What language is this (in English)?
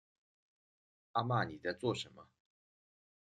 Chinese